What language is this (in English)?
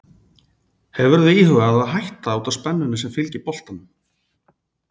Icelandic